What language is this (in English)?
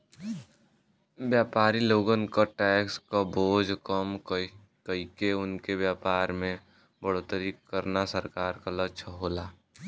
Bhojpuri